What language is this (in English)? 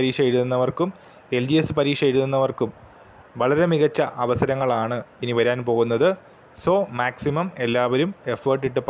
Malayalam